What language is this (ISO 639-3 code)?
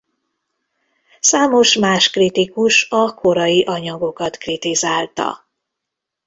hun